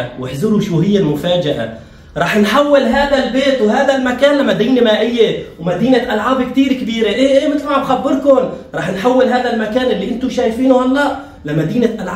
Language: Arabic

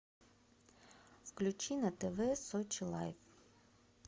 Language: Russian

